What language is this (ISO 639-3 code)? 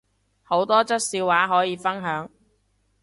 yue